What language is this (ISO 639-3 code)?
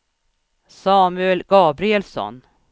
swe